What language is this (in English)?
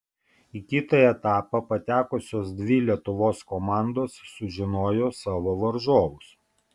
Lithuanian